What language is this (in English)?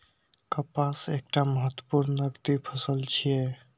Maithili